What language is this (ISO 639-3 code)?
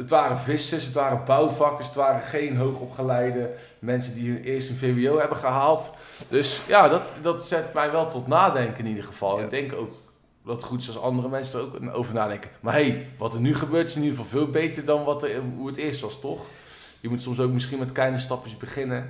nld